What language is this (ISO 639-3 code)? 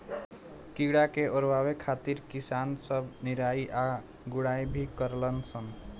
bho